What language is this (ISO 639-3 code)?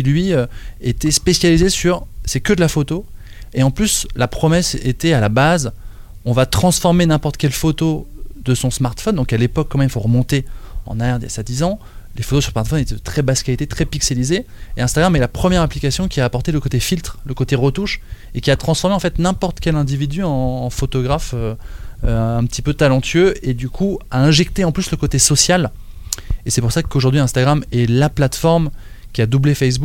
fra